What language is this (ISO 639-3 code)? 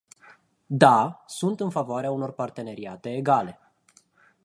ron